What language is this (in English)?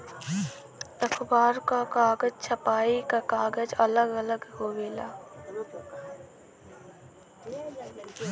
Bhojpuri